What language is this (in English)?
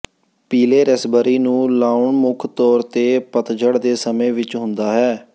Punjabi